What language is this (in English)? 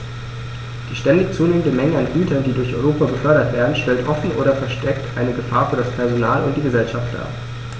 German